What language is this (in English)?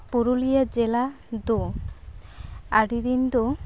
Santali